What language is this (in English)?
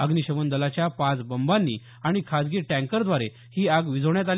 Marathi